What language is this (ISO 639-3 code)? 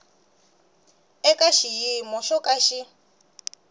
tso